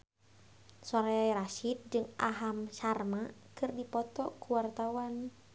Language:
Sundanese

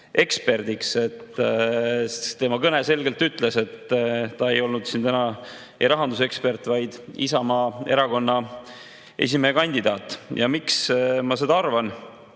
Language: Estonian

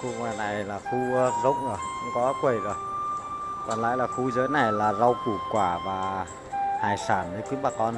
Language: Vietnamese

